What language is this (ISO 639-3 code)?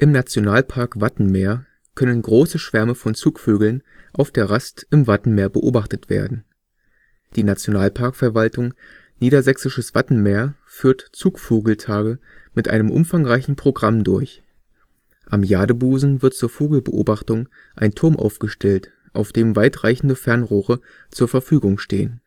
deu